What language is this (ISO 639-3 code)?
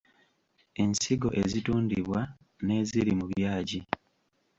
lug